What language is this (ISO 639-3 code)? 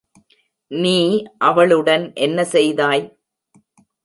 tam